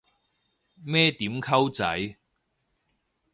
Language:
Cantonese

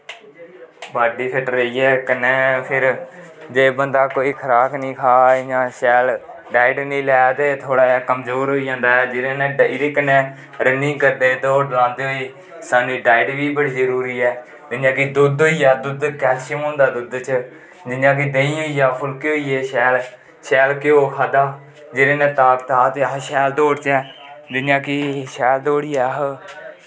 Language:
Dogri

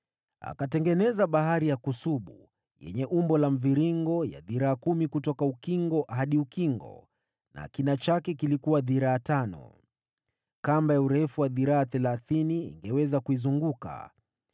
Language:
Swahili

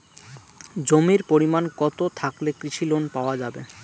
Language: Bangla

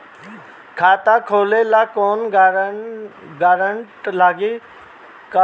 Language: Bhojpuri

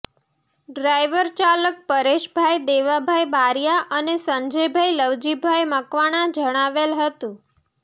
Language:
Gujarati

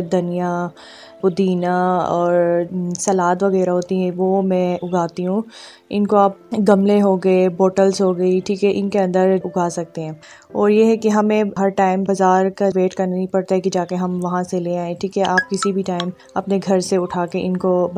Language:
Urdu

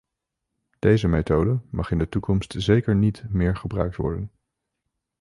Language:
Dutch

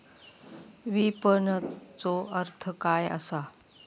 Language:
Marathi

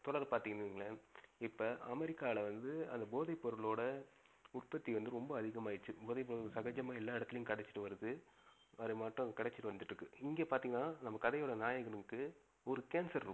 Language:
Tamil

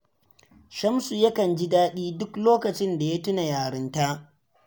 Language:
Hausa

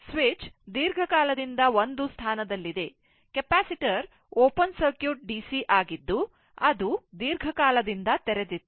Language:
Kannada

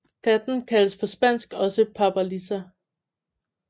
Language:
Danish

